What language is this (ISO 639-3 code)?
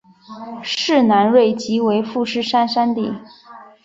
zho